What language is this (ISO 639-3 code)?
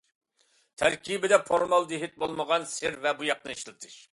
uig